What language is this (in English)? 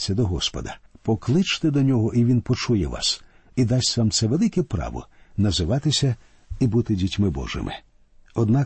Ukrainian